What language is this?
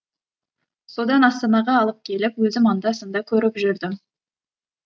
Kazakh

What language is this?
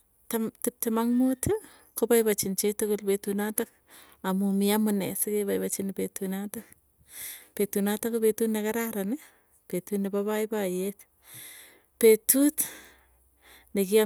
Tugen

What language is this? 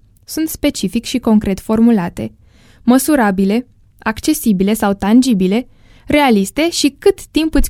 Romanian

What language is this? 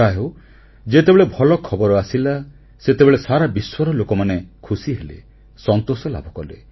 Odia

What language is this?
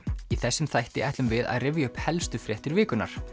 Icelandic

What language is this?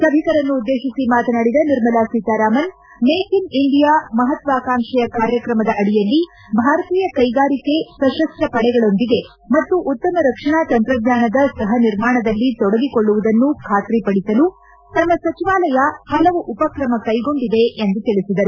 Kannada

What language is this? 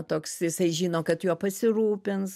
Lithuanian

